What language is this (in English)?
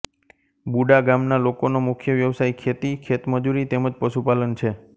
Gujarati